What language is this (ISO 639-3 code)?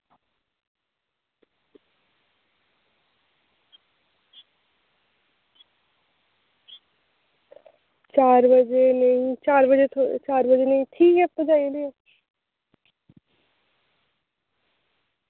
doi